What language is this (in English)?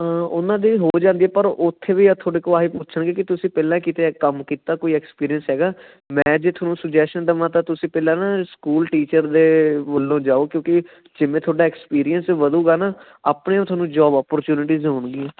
Punjabi